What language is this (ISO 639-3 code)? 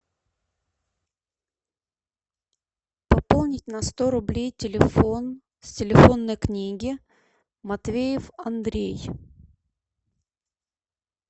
rus